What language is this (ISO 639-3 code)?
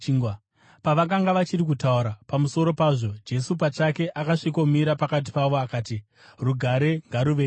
sna